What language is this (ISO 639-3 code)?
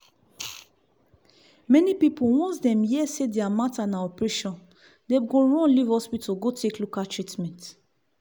pcm